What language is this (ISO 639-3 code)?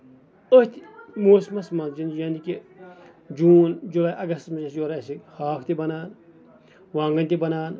kas